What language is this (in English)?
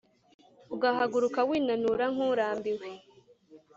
Kinyarwanda